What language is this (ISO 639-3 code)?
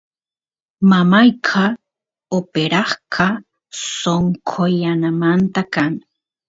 qus